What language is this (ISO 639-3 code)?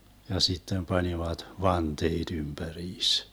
fin